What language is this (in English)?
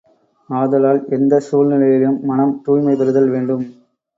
Tamil